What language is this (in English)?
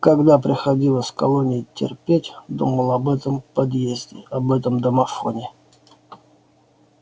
Russian